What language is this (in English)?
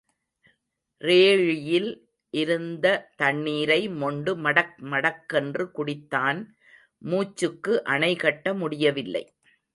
Tamil